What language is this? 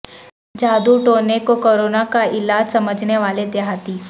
Urdu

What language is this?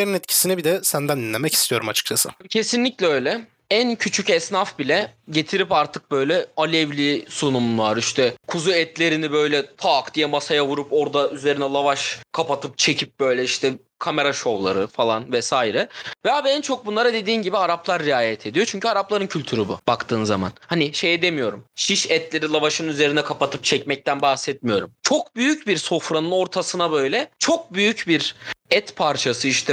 Turkish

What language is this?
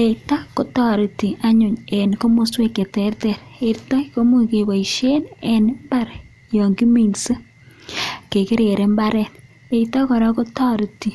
Kalenjin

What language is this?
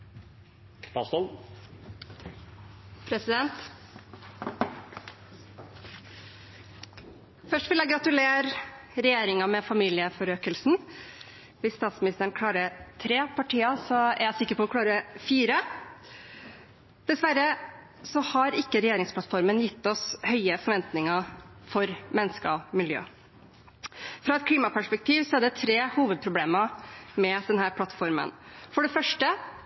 Norwegian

